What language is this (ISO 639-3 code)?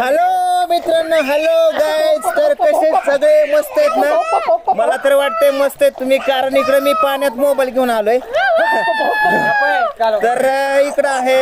ron